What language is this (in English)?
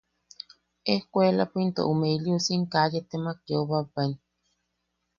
Yaqui